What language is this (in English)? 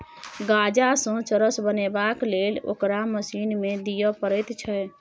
Maithili